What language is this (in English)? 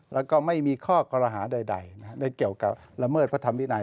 Thai